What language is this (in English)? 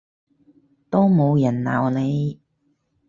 Cantonese